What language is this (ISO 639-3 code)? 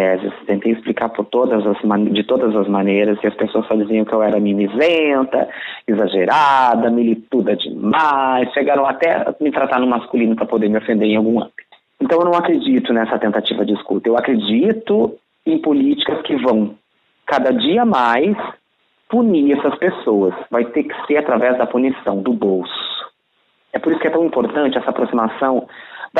por